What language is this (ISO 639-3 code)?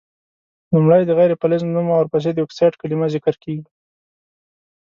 pus